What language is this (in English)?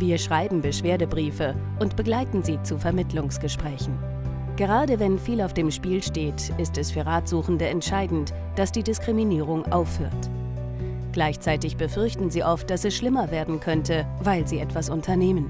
German